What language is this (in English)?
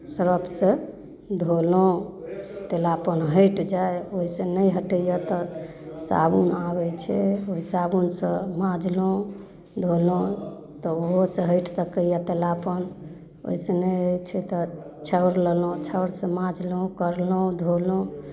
Maithili